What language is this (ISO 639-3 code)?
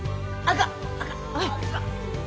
jpn